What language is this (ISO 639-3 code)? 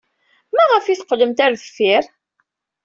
kab